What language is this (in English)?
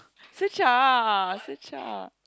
English